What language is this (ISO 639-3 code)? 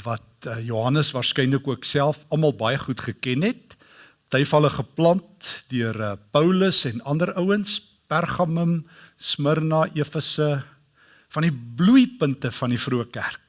nld